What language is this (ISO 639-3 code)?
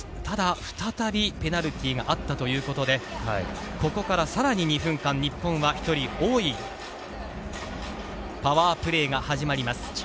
jpn